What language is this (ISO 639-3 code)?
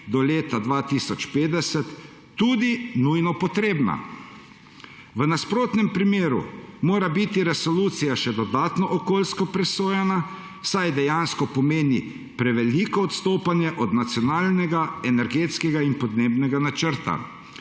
slv